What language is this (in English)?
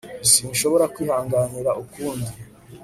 Kinyarwanda